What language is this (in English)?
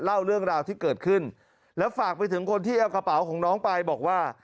Thai